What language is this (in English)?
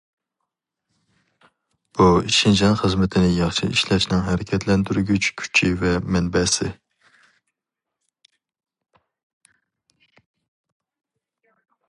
Uyghur